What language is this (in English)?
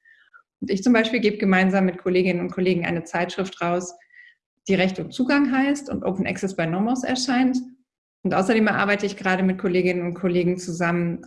German